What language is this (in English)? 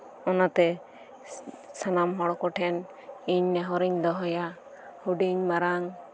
Santali